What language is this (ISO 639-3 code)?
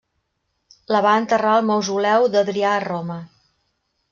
cat